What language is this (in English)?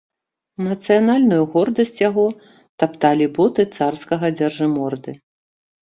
Belarusian